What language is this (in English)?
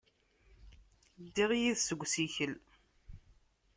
Kabyle